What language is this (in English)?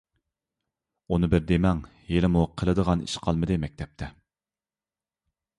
Uyghur